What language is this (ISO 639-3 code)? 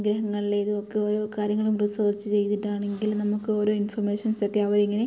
mal